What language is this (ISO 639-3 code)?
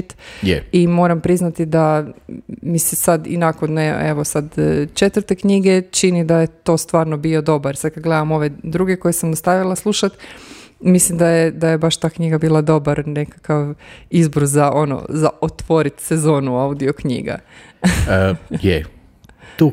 hrv